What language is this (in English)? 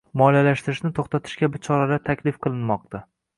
Uzbek